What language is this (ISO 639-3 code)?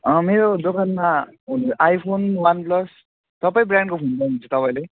nep